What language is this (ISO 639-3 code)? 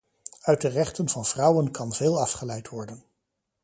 nld